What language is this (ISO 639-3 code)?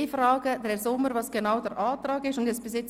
gsw